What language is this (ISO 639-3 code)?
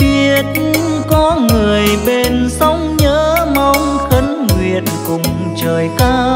vie